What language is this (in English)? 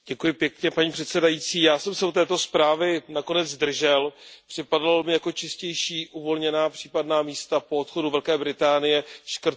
Czech